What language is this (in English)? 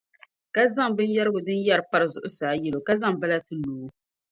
Dagbani